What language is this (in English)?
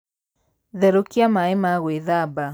Kikuyu